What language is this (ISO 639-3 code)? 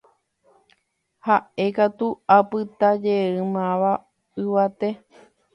grn